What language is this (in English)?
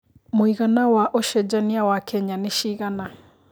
Kikuyu